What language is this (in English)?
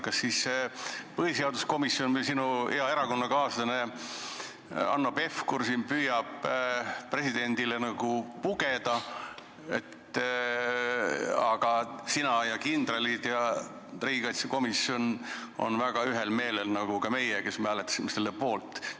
Estonian